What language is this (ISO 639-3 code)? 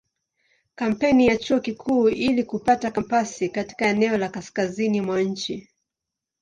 swa